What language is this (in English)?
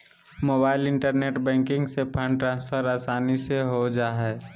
Magahi